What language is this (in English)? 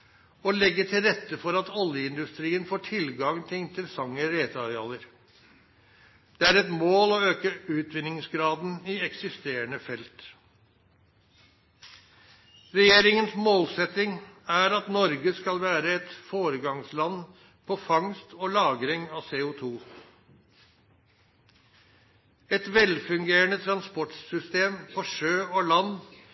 Norwegian Nynorsk